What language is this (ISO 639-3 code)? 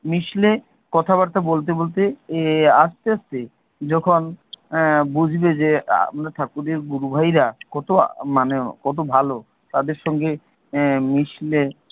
ben